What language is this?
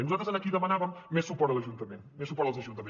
Catalan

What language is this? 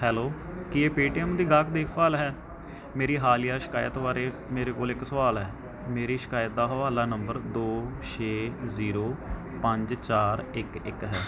Punjabi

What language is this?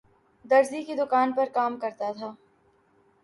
Urdu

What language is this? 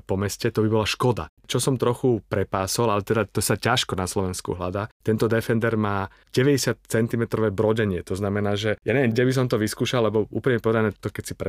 Slovak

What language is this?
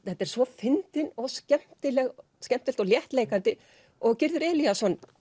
Icelandic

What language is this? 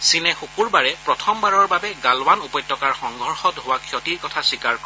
Assamese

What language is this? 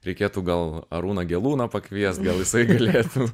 Lithuanian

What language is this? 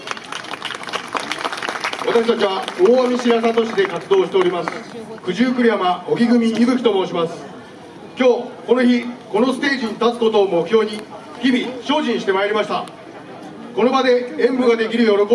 Japanese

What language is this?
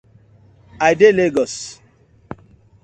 Nigerian Pidgin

